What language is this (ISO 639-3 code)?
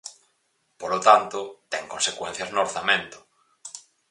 glg